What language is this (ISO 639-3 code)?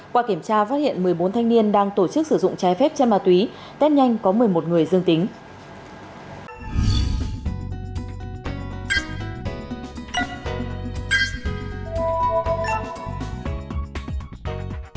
vie